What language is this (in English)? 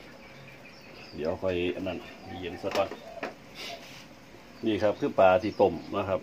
Thai